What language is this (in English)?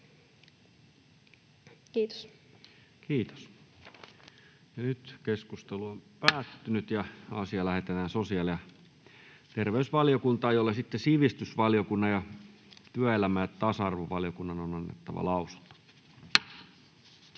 Finnish